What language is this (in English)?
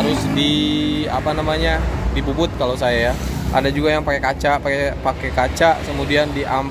Indonesian